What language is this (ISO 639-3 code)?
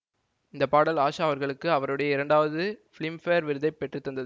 tam